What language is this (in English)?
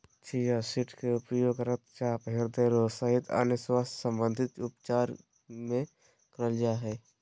Magahi